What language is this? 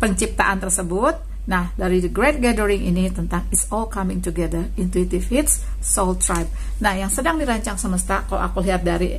Indonesian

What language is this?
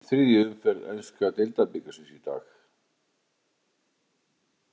Icelandic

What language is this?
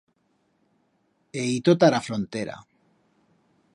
Aragonese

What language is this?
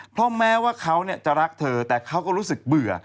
Thai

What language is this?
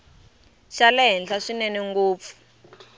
Tsonga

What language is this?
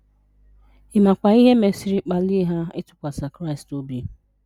Igbo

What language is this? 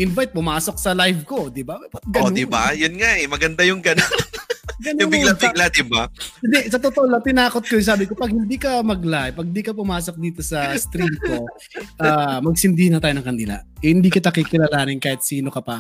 Filipino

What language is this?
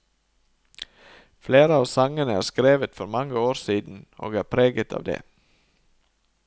Norwegian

